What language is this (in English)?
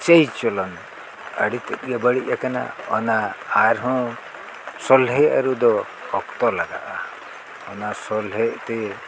Santali